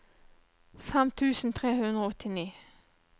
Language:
Norwegian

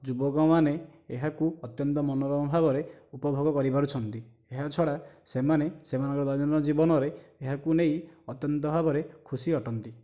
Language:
Odia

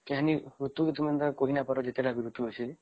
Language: Odia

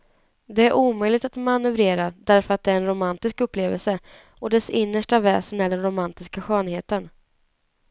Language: Swedish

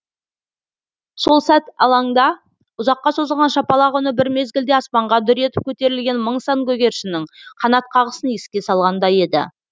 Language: Kazakh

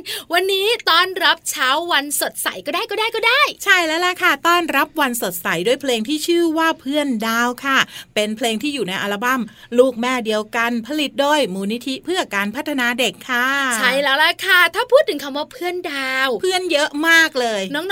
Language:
Thai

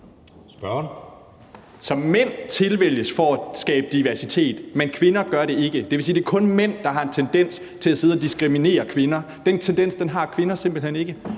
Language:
Danish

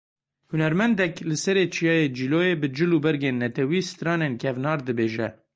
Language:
Kurdish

